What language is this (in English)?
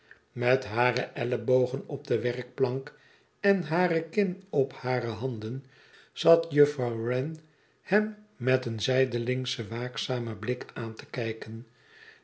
Dutch